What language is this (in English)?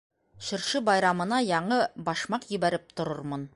Bashkir